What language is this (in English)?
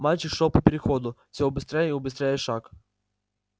Russian